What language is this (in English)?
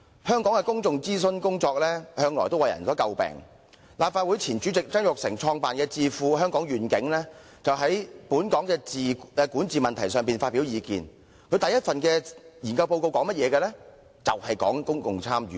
Cantonese